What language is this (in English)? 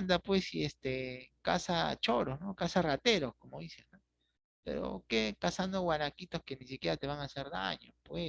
Spanish